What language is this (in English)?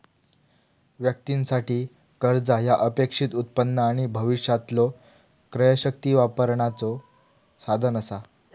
Marathi